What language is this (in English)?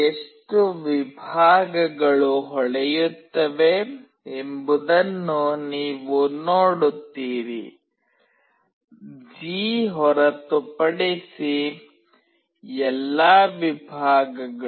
Kannada